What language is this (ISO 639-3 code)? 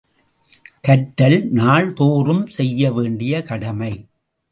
tam